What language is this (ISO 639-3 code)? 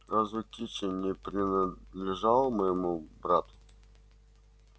rus